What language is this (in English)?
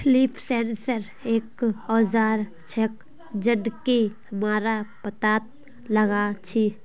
Magahi